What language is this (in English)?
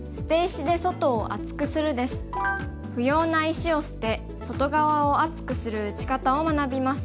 Japanese